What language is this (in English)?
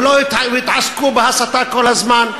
Hebrew